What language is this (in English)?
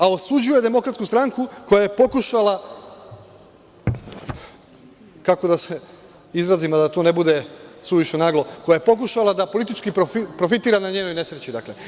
Serbian